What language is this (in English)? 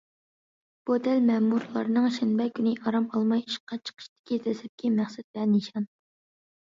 Uyghur